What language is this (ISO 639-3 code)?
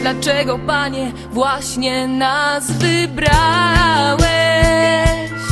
pol